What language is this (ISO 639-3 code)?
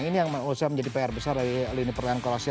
ind